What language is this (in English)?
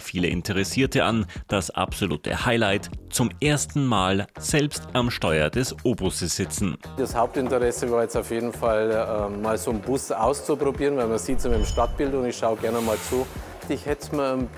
German